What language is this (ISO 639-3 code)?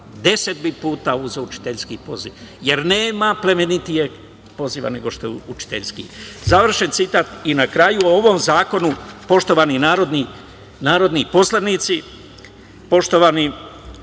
srp